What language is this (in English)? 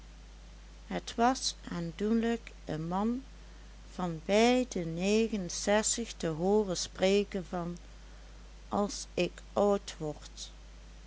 Dutch